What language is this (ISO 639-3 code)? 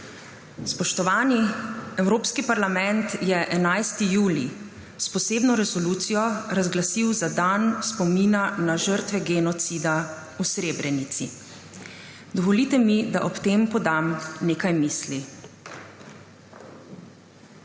slv